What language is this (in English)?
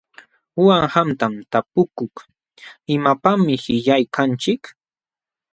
Jauja Wanca Quechua